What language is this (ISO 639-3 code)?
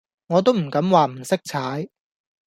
yue